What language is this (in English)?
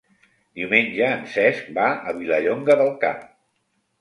Catalan